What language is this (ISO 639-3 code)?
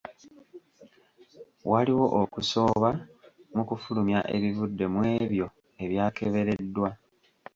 lug